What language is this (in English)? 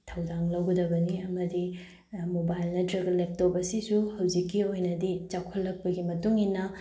Manipuri